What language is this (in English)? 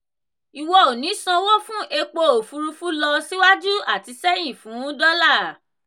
Yoruba